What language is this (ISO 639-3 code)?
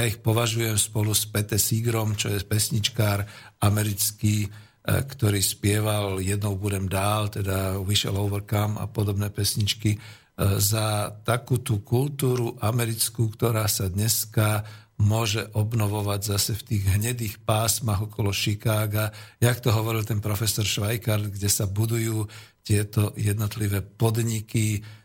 slk